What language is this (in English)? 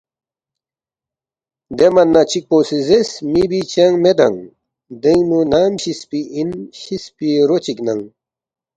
Balti